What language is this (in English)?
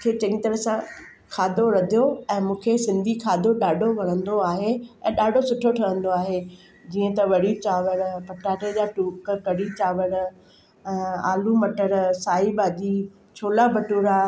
Sindhi